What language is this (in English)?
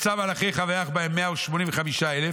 Hebrew